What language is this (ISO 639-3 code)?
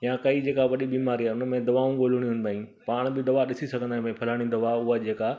snd